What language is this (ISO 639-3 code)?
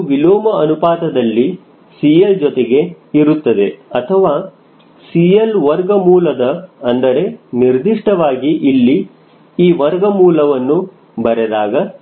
kan